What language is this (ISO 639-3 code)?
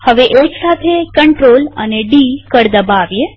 guj